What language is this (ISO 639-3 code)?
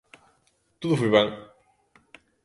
glg